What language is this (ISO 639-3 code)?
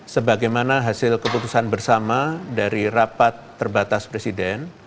ind